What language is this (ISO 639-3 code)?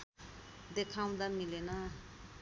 nep